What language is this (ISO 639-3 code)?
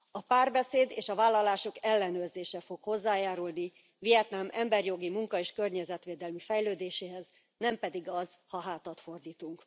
hun